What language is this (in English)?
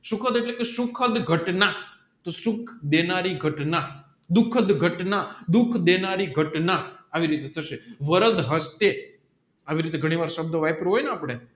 Gujarati